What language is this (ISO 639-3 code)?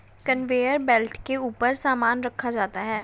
hin